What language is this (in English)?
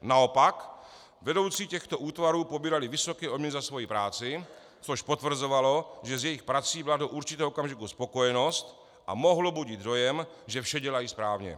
Czech